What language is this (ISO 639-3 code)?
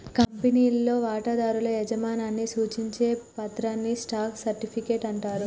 tel